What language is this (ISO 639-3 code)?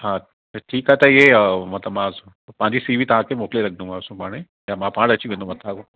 snd